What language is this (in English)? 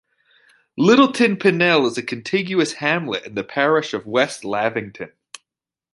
English